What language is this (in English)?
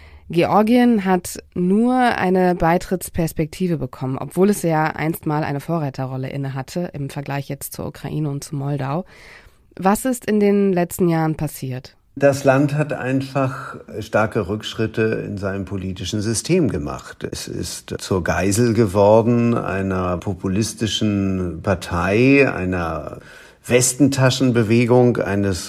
German